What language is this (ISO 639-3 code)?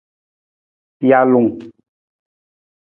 nmz